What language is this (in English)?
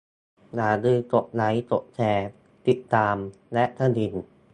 Thai